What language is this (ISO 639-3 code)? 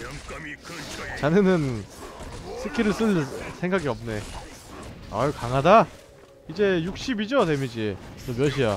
kor